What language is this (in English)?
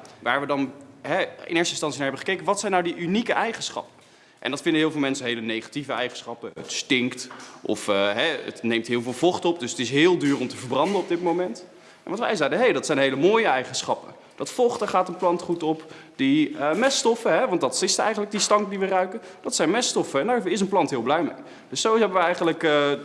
Dutch